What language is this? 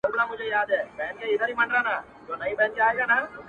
Pashto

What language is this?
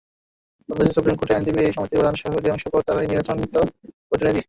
Bangla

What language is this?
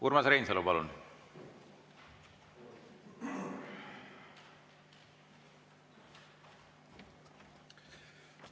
Estonian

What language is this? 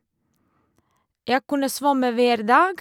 Norwegian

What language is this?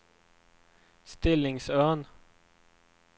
Swedish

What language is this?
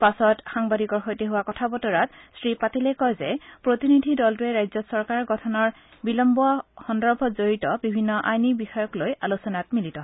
Assamese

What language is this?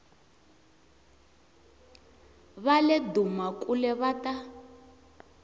Tsonga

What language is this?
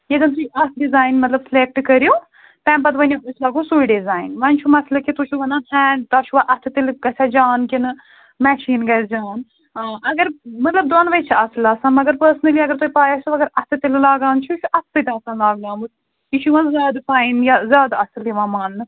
Kashmiri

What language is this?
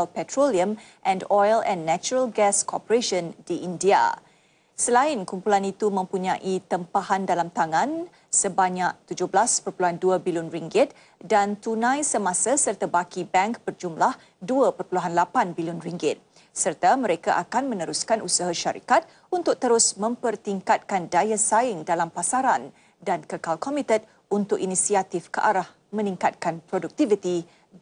Malay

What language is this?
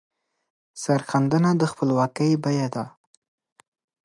Pashto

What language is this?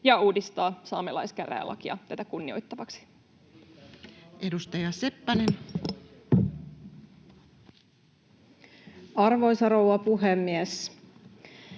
Finnish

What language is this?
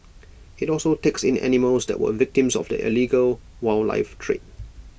English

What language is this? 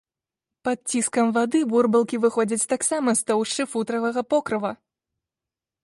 Belarusian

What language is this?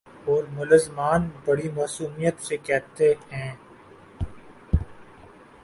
Urdu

